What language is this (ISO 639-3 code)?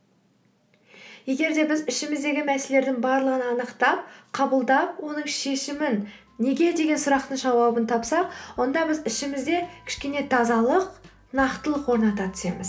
kaz